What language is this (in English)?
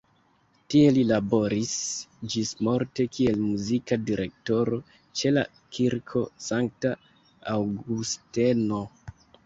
Esperanto